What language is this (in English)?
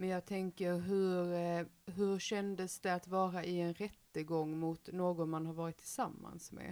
Swedish